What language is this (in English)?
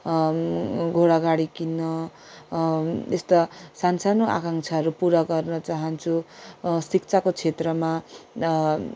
Nepali